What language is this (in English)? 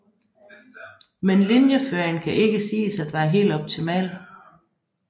Danish